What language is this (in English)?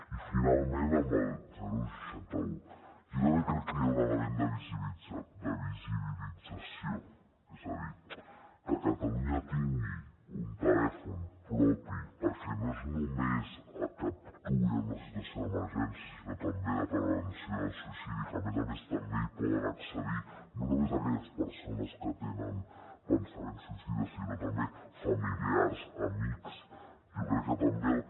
Catalan